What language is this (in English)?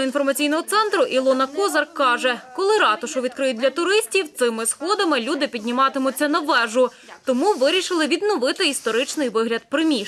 Ukrainian